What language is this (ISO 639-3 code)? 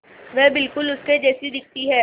hin